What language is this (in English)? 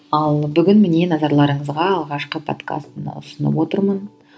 Kazakh